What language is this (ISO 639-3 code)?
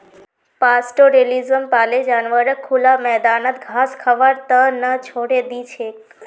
mag